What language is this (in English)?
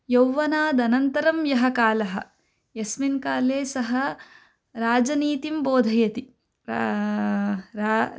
Sanskrit